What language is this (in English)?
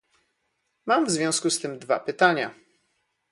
Polish